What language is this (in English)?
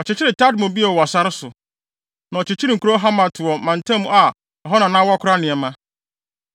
Akan